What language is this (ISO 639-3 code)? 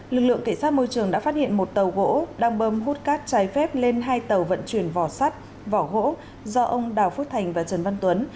vie